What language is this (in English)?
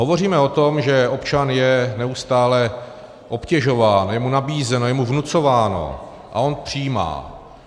Czech